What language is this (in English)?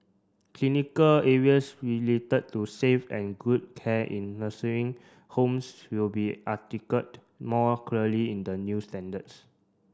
English